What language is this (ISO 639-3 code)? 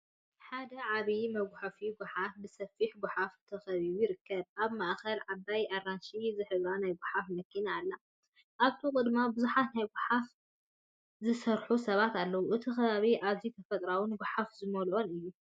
tir